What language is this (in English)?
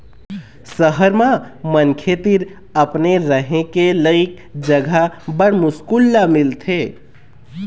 Chhattisgarhi